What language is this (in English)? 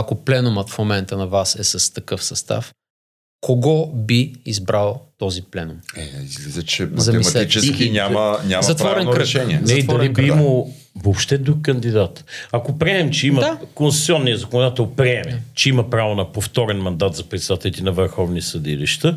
Bulgarian